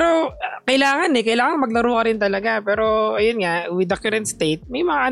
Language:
Filipino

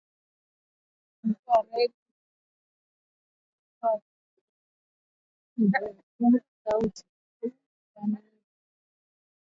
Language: Swahili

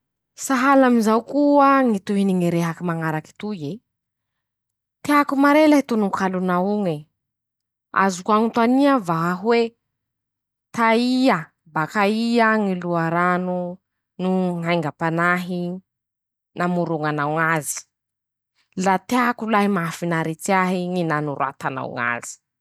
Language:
Masikoro Malagasy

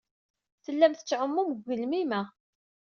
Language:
Kabyle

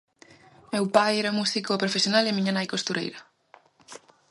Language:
Galician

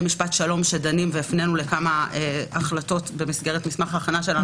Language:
Hebrew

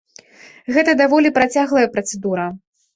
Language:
Belarusian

